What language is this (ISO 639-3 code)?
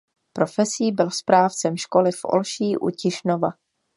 ces